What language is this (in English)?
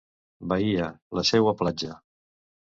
Catalan